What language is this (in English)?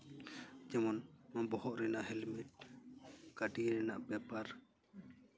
Santali